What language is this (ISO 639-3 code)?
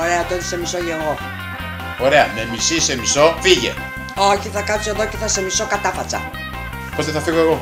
ell